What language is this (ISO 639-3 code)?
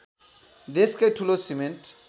nep